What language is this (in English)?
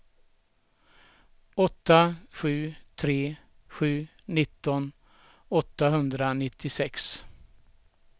Swedish